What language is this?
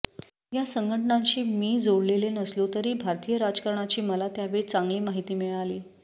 Marathi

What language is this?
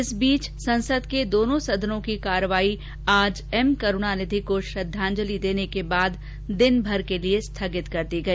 Hindi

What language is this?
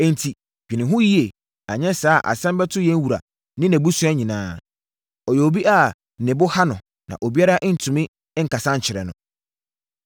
Akan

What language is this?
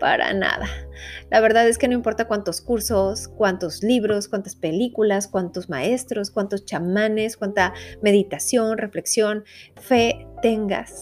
Spanish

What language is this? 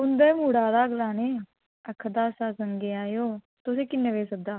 Dogri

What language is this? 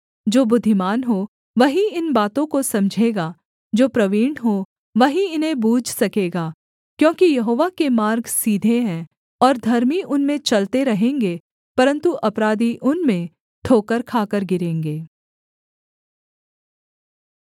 Hindi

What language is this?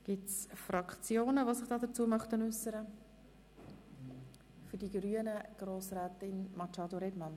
Swiss German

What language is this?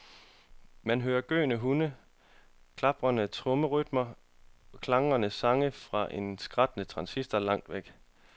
Danish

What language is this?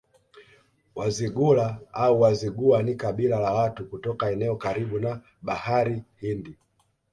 Swahili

